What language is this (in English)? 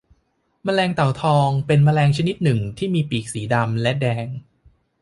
Thai